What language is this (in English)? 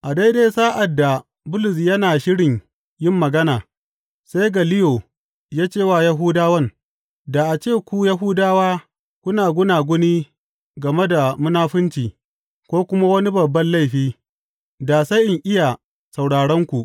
Hausa